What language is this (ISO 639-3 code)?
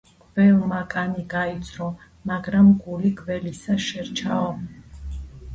kat